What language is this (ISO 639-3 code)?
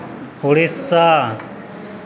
sat